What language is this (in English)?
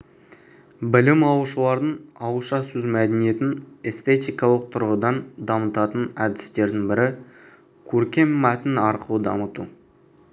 Kazakh